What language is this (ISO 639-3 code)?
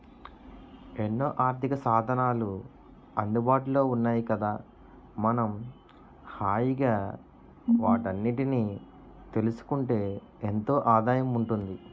tel